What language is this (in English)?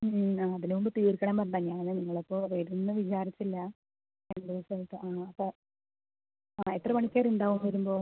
Malayalam